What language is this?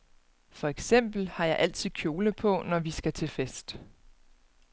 Danish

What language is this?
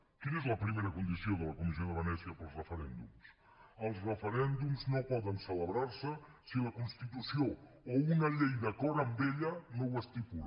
Catalan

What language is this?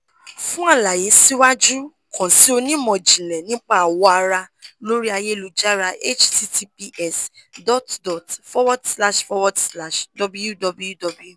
Yoruba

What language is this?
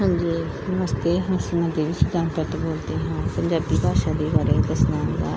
Punjabi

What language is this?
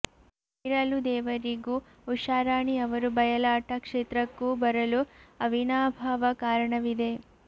Kannada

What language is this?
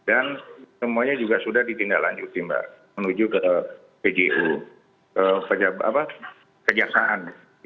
Indonesian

